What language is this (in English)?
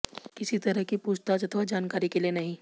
Hindi